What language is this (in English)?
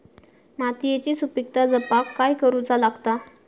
Marathi